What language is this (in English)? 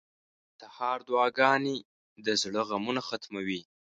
Pashto